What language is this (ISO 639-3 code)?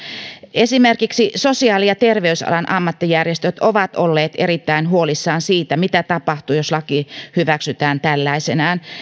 fin